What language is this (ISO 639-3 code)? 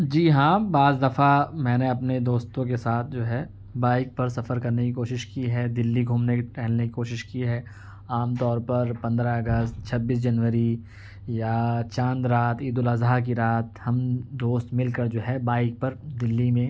urd